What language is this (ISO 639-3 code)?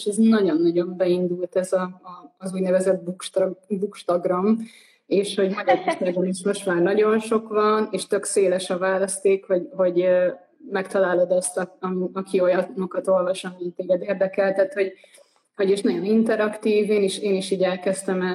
hun